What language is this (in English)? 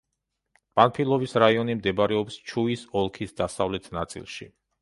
Georgian